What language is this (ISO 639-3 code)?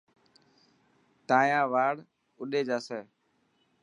mki